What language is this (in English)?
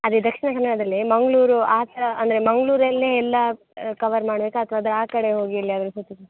Kannada